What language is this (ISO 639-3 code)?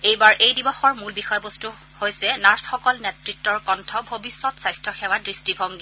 asm